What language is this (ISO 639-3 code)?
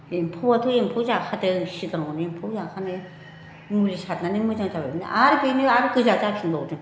brx